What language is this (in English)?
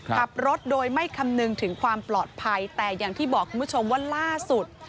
Thai